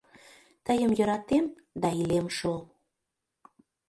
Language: Mari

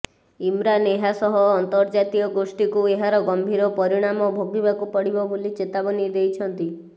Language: Odia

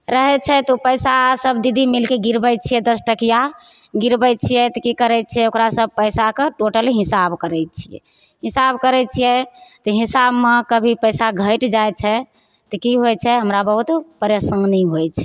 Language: Maithili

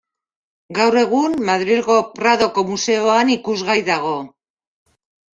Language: Basque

